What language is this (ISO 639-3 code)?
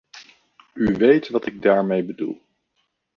nld